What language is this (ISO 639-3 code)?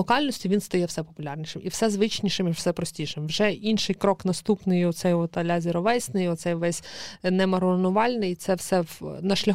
ukr